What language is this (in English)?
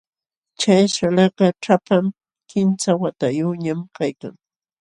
Jauja Wanca Quechua